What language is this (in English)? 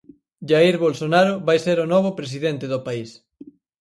Galician